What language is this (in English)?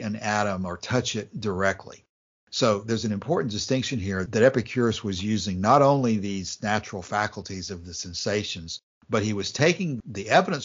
English